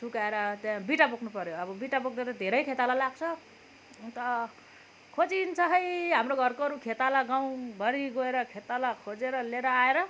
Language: Nepali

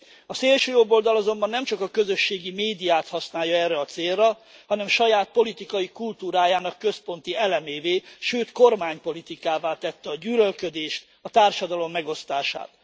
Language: Hungarian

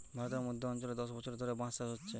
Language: Bangla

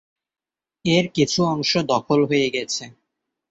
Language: Bangla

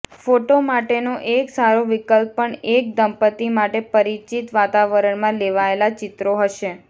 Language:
Gujarati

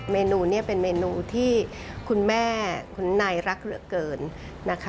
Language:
Thai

